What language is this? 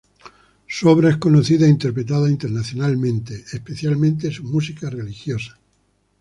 Spanish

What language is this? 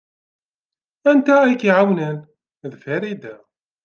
Kabyle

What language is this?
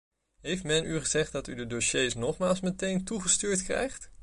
Dutch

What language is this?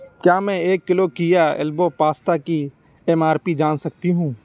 Urdu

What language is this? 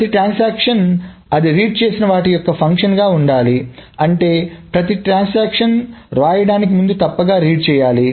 Telugu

